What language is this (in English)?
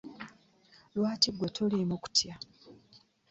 Ganda